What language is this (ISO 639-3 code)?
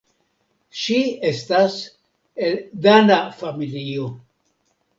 epo